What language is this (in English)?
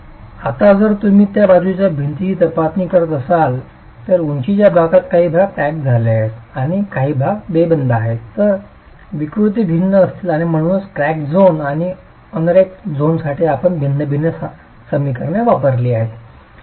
Marathi